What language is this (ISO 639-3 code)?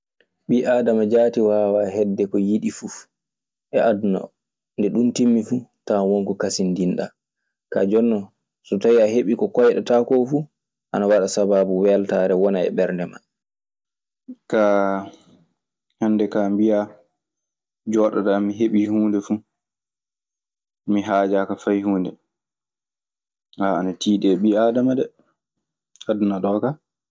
ffm